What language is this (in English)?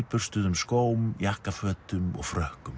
Icelandic